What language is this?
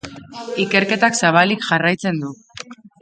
Basque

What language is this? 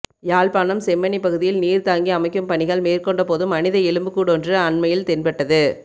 Tamil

